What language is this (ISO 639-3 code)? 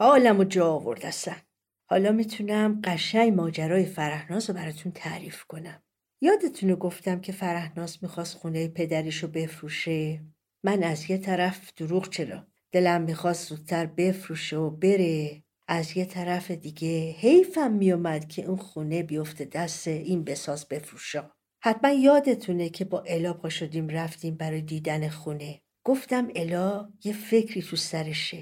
fas